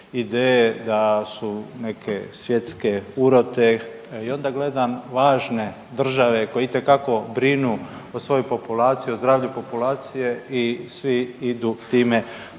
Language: Croatian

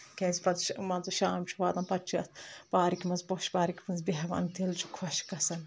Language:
Kashmiri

